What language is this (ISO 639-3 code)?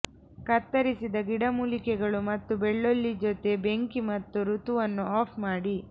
kan